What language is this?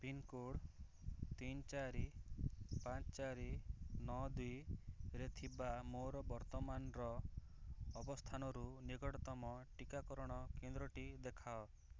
Odia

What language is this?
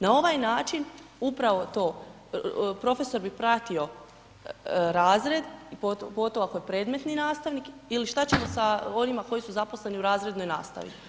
Croatian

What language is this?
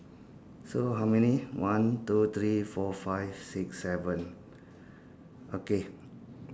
English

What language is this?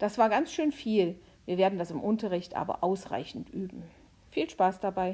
German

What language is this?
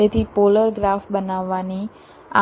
Gujarati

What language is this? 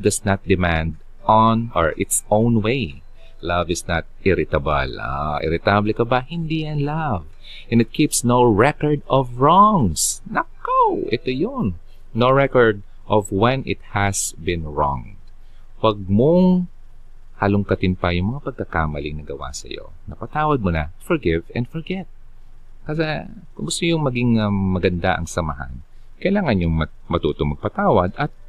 Filipino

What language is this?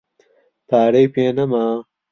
Central Kurdish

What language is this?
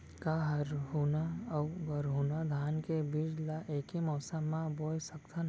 Chhattisgarhi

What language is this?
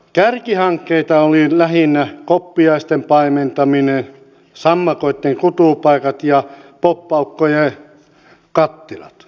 Finnish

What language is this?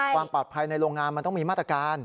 Thai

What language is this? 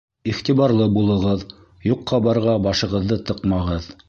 Bashkir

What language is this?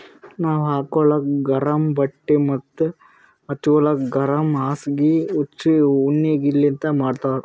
Kannada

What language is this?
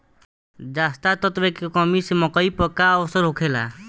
Bhojpuri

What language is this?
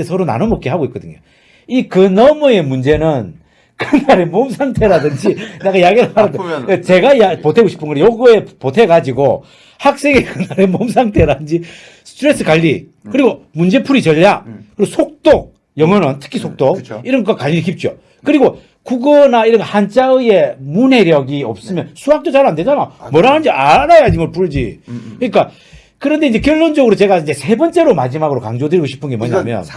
Korean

